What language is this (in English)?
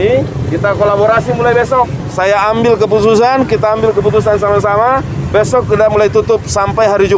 Indonesian